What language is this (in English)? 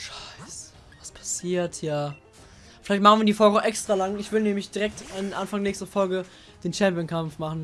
German